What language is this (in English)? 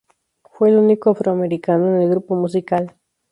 Spanish